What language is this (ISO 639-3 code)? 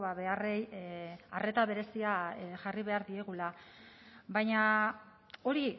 eus